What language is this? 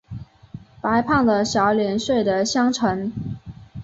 Chinese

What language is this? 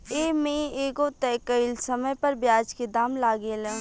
Bhojpuri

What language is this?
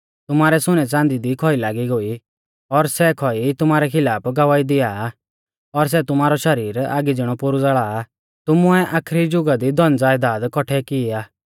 Mahasu Pahari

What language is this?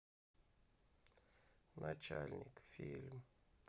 Russian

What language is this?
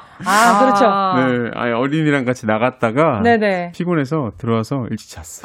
Korean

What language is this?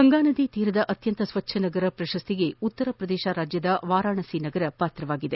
Kannada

